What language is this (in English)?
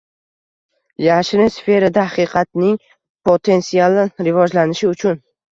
Uzbek